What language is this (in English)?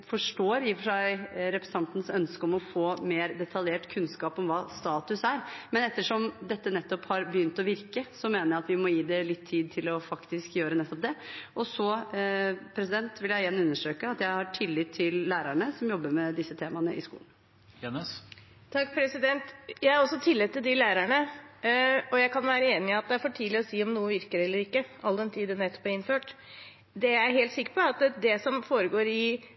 Norwegian Bokmål